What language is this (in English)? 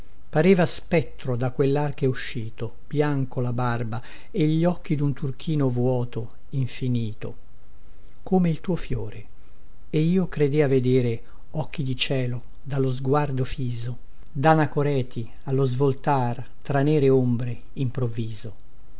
Italian